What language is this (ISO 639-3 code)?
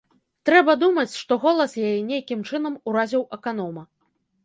bel